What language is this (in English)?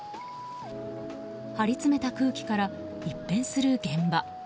Japanese